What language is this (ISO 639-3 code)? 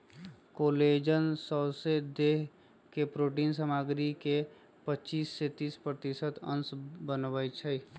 mag